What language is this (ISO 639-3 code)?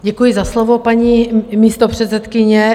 ces